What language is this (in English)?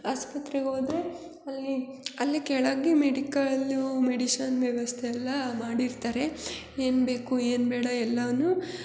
Kannada